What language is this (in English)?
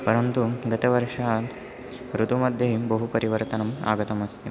Sanskrit